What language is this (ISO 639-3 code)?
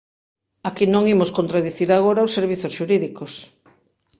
glg